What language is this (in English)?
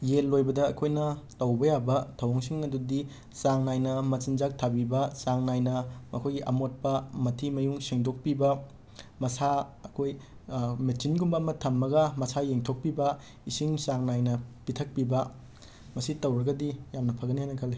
Manipuri